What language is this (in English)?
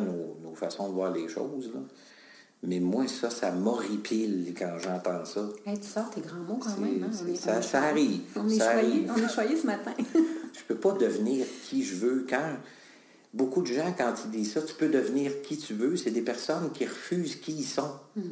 French